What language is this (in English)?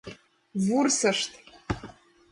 Mari